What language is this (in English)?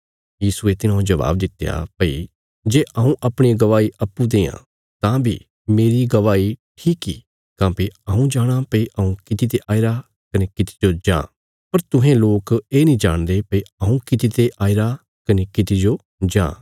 Bilaspuri